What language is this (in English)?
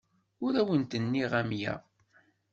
Kabyle